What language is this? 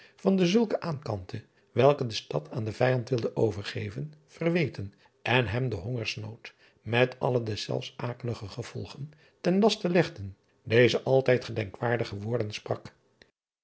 Dutch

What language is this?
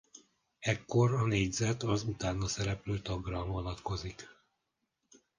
Hungarian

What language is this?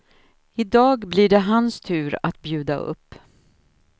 Swedish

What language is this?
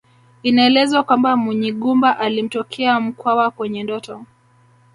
Swahili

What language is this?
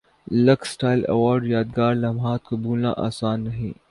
Urdu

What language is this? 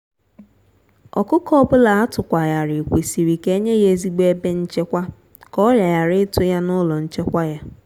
Igbo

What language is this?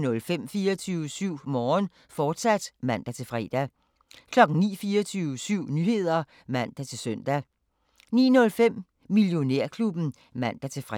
Danish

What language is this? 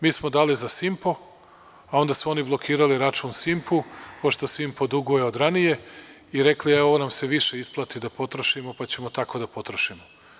Serbian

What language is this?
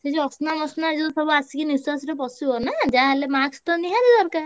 Odia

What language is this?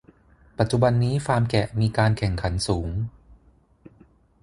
Thai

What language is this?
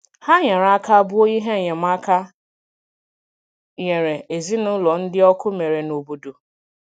Igbo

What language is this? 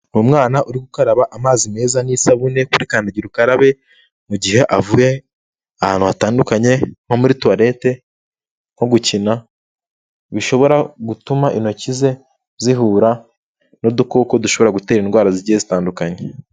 Kinyarwanda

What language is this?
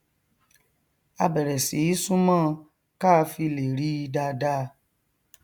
Yoruba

